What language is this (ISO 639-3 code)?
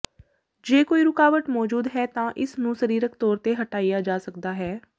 pan